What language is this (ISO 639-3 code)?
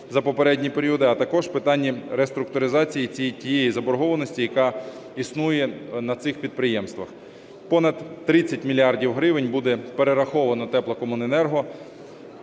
ukr